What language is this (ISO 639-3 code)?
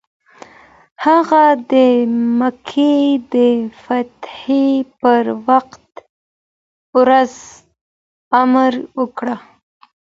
pus